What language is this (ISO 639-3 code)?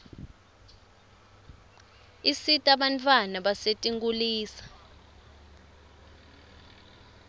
ssw